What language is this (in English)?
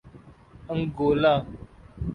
Urdu